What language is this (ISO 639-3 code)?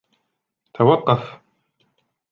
ara